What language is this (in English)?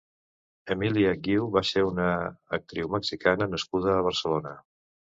Catalan